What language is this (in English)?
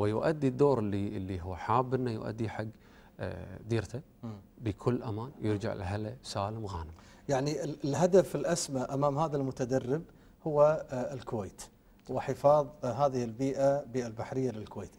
Arabic